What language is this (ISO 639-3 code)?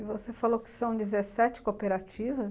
por